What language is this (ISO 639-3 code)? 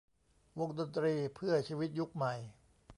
tha